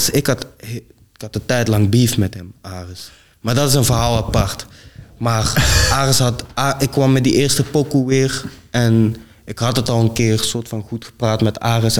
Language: Dutch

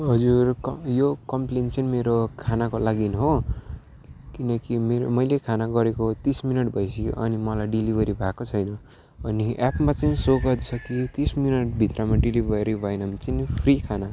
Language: Nepali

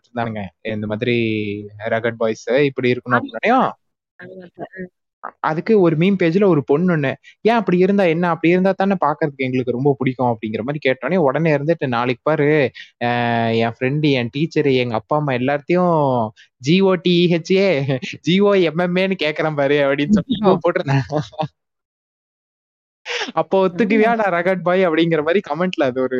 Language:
Tamil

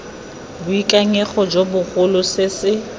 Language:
Tswana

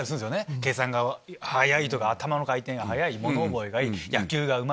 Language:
Japanese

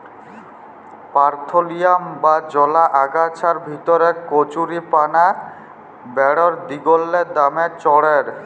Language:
Bangla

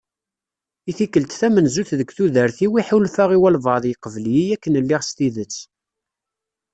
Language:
Kabyle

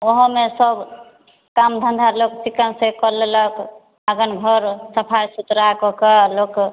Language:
Maithili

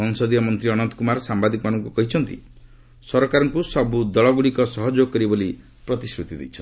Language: Odia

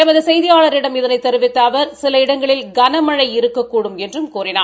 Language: Tamil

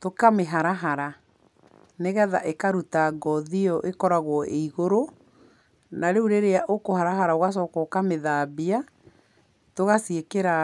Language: Kikuyu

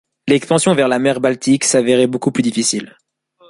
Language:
French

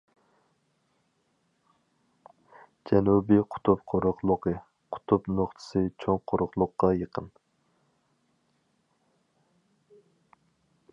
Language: Uyghur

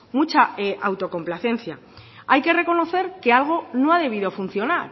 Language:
Spanish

